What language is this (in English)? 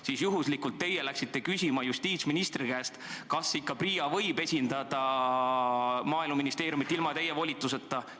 Estonian